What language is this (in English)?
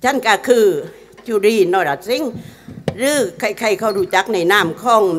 Thai